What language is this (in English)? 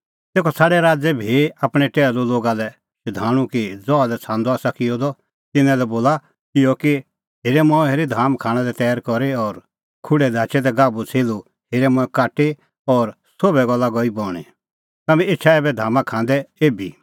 Kullu Pahari